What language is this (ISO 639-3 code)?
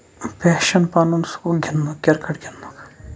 kas